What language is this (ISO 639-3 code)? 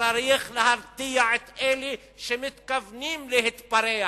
heb